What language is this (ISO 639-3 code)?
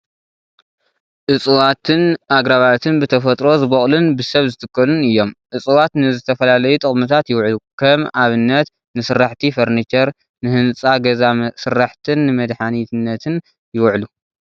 tir